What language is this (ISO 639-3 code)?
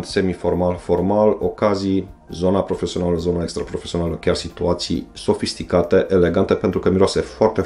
ron